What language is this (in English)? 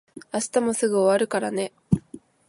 Japanese